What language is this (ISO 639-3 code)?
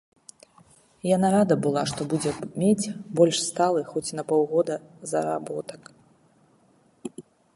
bel